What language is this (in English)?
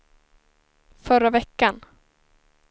Swedish